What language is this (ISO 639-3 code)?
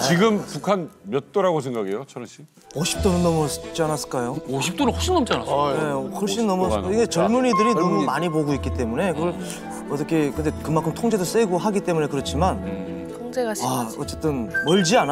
kor